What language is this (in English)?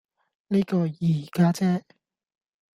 Cantonese